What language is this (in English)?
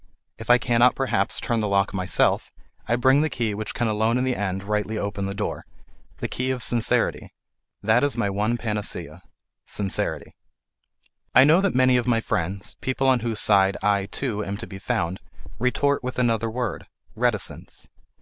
English